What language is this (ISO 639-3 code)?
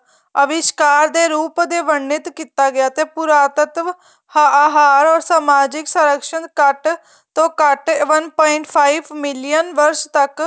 pan